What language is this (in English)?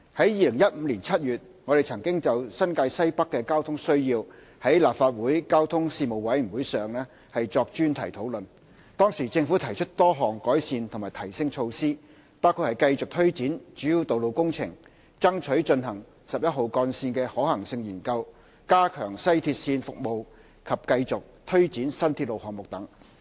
Cantonese